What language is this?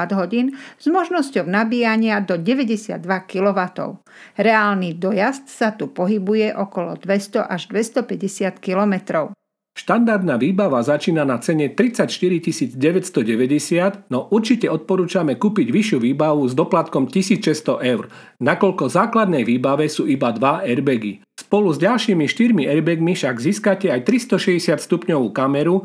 Slovak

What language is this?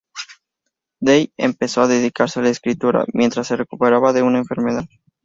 Spanish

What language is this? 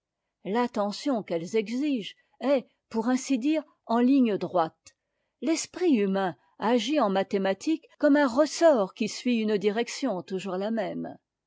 French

